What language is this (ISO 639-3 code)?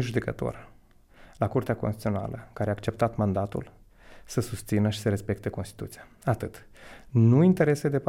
ron